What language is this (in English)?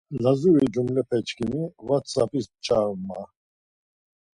Laz